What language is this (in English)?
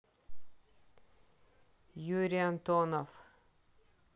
Russian